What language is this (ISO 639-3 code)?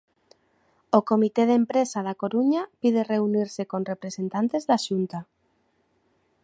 glg